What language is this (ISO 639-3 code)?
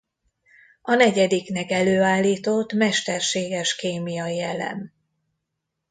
hun